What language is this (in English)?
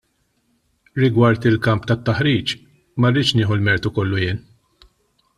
Maltese